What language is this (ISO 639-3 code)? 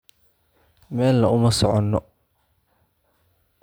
som